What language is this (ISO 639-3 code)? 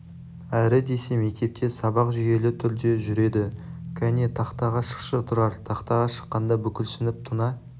kaz